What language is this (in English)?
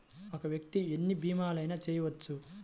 Telugu